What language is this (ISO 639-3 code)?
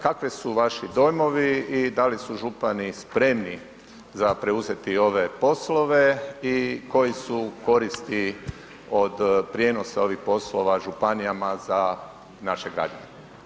hrv